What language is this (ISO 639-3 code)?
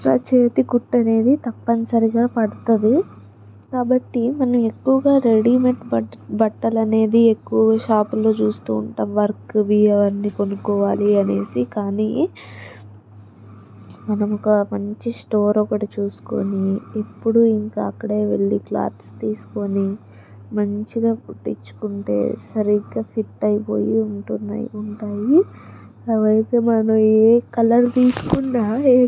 tel